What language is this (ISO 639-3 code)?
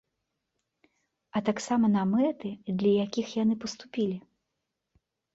bel